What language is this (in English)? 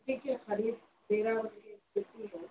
Urdu